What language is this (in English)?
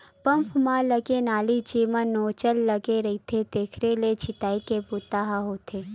Chhattisgarhi